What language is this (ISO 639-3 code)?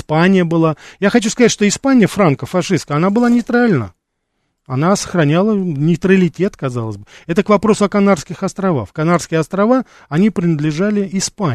rus